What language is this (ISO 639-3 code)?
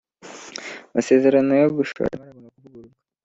kin